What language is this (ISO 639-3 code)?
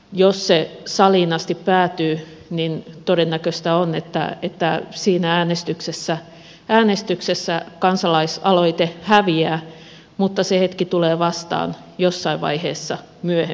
fin